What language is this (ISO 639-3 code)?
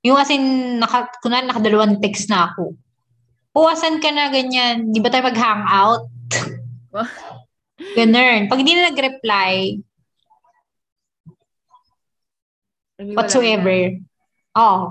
fil